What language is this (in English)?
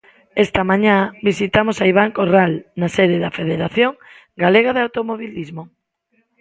Galician